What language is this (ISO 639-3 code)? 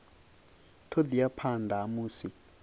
ven